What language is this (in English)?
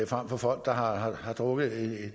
Danish